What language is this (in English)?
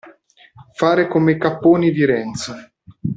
Italian